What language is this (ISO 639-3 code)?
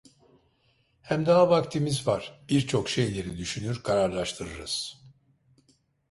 tur